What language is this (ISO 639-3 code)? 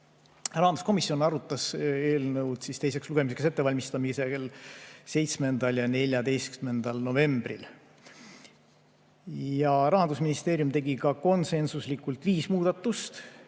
est